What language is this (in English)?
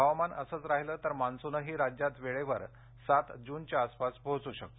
Marathi